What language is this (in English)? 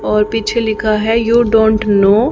Hindi